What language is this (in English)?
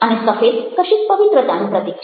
Gujarati